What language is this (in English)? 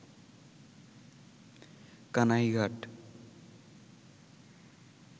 Bangla